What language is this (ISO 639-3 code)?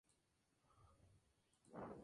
spa